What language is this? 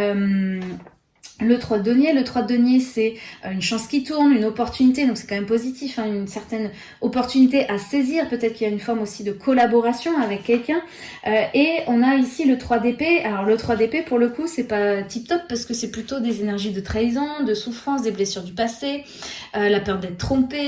French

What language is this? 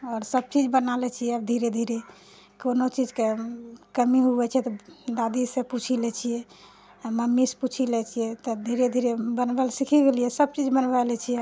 Maithili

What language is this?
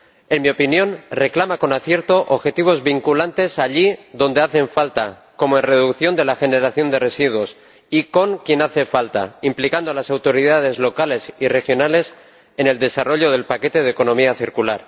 Spanish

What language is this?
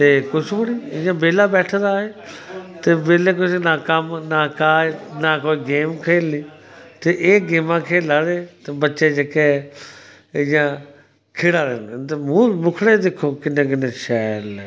Dogri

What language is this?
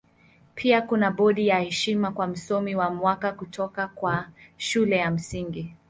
Swahili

